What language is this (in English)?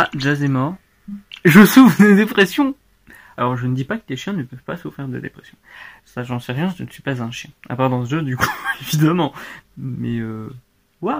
French